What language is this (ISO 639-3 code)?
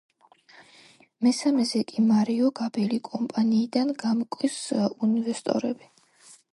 kat